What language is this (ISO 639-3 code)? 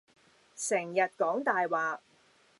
yue